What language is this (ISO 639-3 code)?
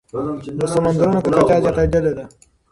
pus